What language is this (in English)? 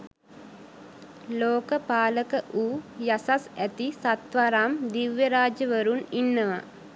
Sinhala